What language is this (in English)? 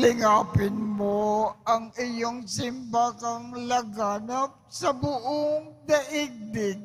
Filipino